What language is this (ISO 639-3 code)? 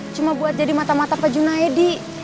ind